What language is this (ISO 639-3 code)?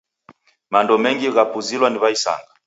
dav